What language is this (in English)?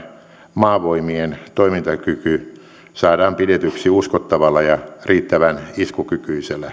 Finnish